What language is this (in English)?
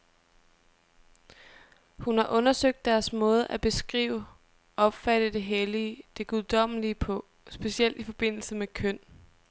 Danish